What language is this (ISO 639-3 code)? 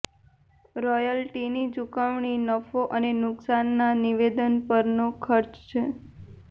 guj